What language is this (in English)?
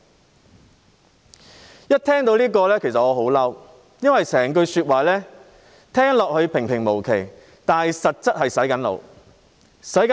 Cantonese